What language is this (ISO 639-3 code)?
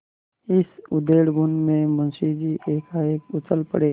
hin